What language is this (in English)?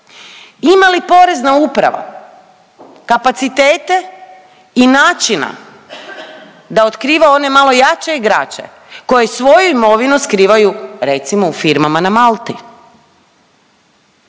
Croatian